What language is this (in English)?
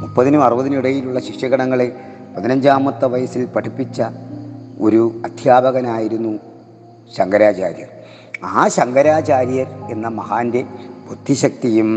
Malayalam